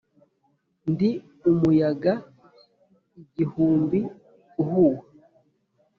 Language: Kinyarwanda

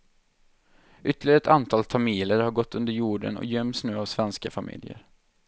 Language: Swedish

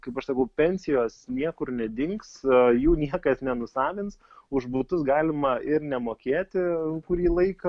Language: Lithuanian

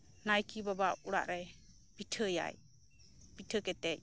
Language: Santali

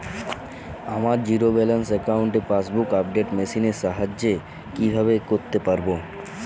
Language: Bangla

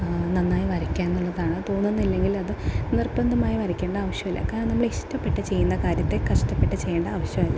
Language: Malayalam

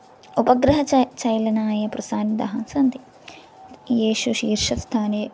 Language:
Sanskrit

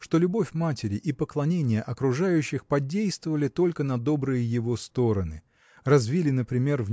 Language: Russian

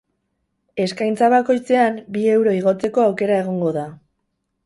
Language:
Basque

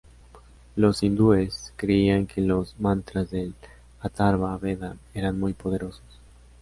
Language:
Spanish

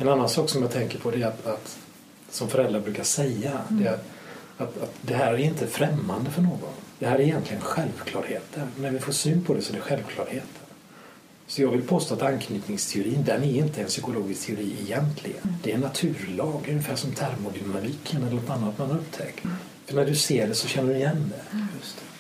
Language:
Swedish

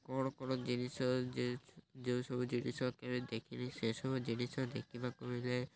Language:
Odia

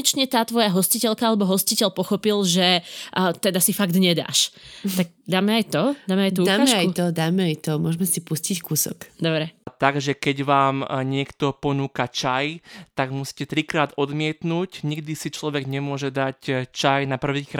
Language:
Slovak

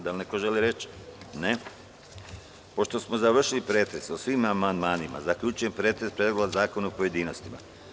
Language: Serbian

